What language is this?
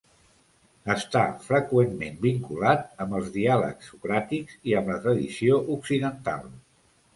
Catalan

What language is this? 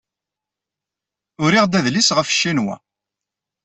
Kabyle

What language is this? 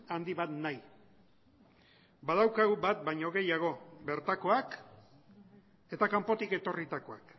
Basque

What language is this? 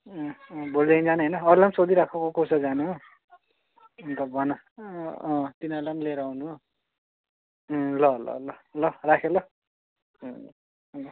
Nepali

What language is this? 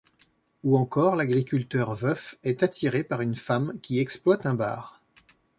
French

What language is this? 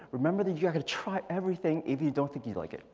English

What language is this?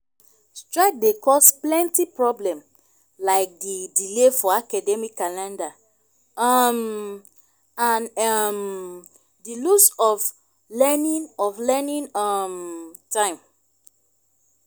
Nigerian Pidgin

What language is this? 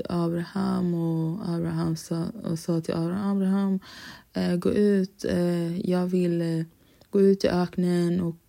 Swedish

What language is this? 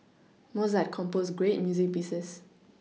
English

